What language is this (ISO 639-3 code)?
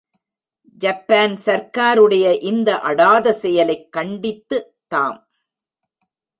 tam